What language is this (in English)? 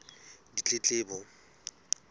Southern Sotho